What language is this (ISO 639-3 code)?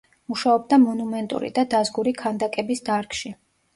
kat